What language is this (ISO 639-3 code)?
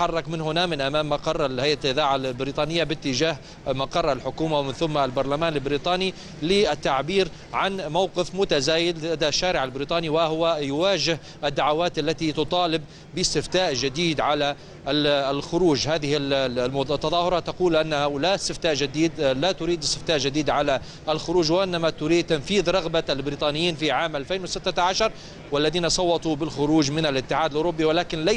ara